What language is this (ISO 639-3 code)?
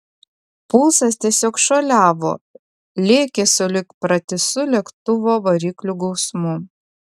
lit